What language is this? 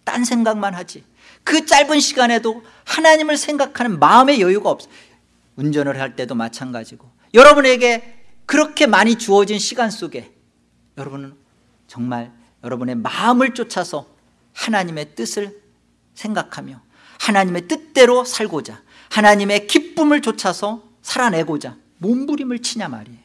Korean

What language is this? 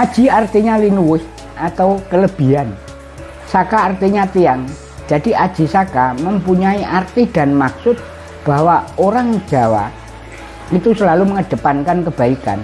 Indonesian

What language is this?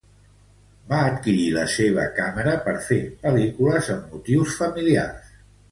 Catalan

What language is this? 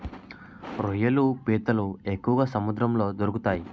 Telugu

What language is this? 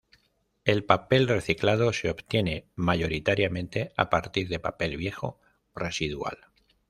Spanish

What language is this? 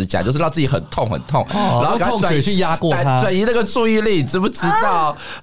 Chinese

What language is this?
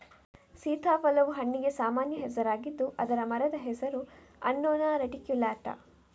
Kannada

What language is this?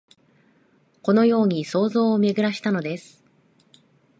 Japanese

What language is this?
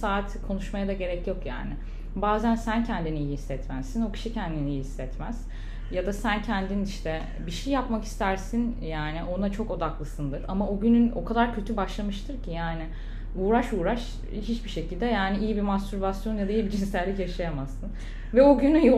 Turkish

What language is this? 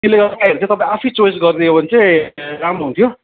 Nepali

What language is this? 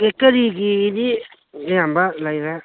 Manipuri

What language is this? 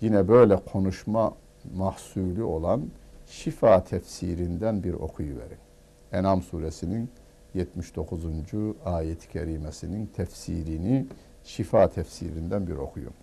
Turkish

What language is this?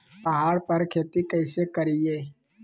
Magahi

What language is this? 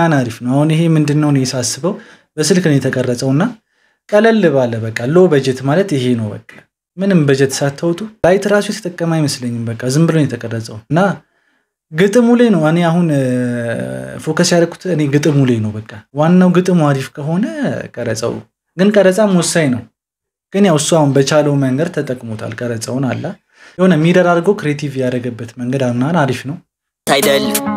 Arabic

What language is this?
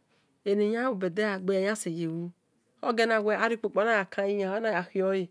Esan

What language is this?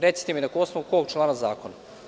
Serbian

